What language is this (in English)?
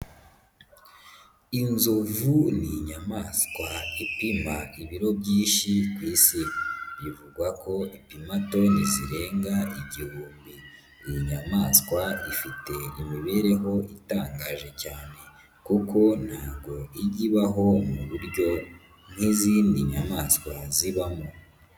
Kinyarwanda